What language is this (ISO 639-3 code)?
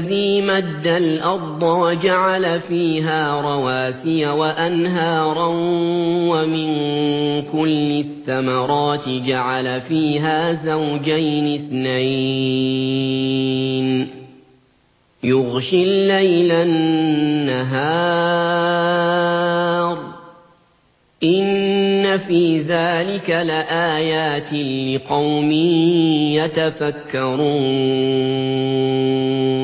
ara